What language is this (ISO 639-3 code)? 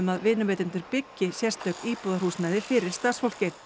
isl